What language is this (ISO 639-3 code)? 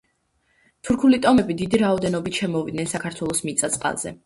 kat